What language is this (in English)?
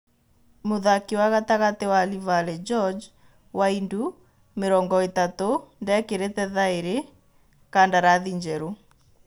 Kikuyu